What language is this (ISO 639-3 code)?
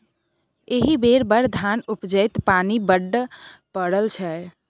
mai